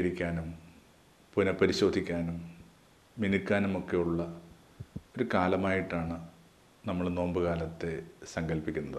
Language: Malayalam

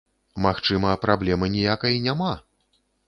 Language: Belarusian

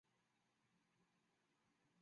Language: Chinese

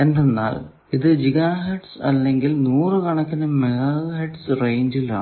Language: Malayalam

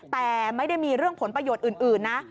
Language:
Thai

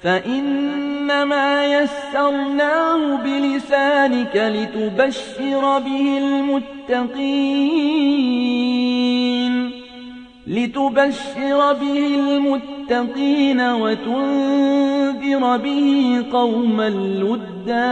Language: Arabic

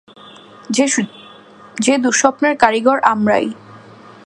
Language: Bangla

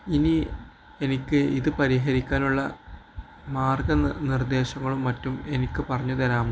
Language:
Malayalam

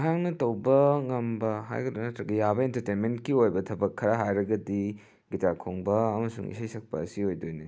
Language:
Manipuri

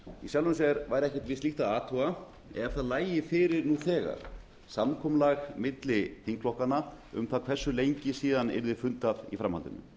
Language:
Icelandic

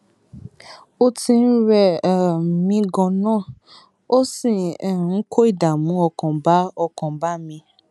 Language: Yoruba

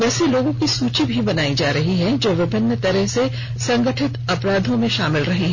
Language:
Hindi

